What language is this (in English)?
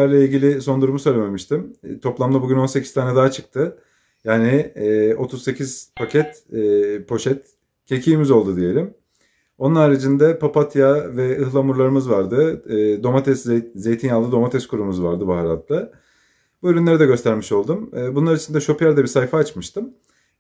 Turkish